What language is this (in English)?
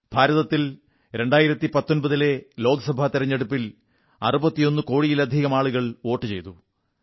Malayalam